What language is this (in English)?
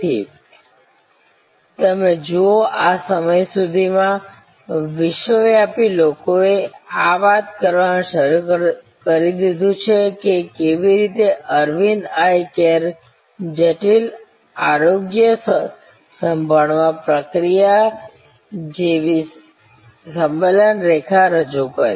Gujarati